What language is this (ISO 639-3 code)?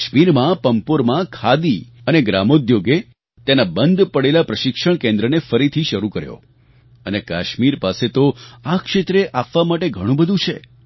guj